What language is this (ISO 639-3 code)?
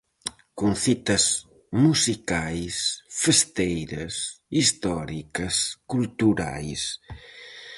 glg